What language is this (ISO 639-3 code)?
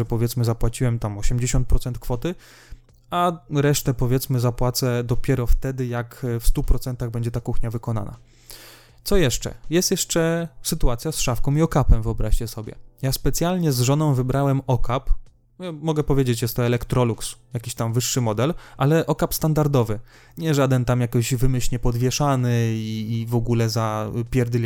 pol